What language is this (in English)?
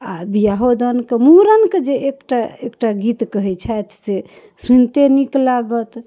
Maithili